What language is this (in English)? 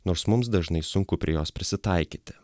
Lithuanian